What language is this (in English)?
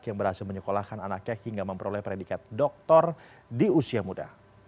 Indonesian